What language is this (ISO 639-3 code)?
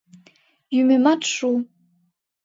chm